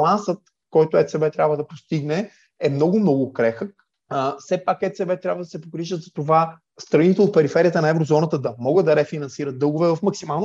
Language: Bulgarian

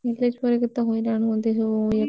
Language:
Odia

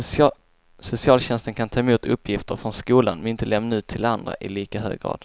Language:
Swedish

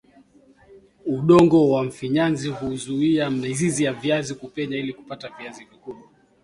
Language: Swahili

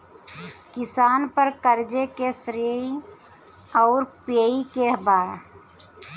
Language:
Bhojpuri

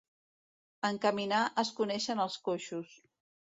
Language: Catalan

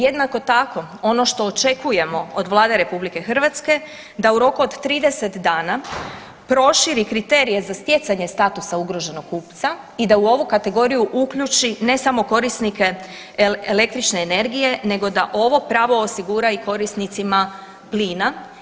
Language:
Croatian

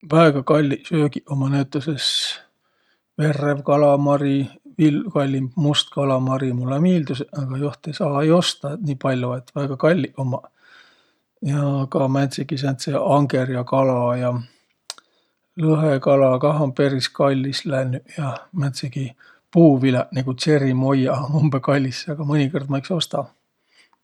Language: Võro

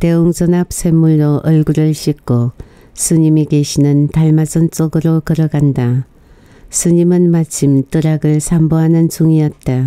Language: Korean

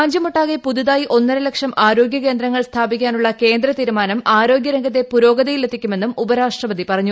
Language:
Malayalam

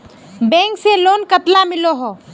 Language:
Magahi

